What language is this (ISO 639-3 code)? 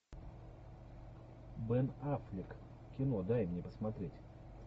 rus